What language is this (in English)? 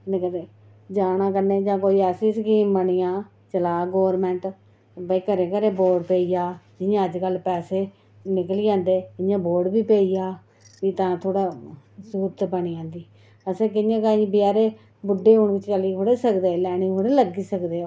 Dogri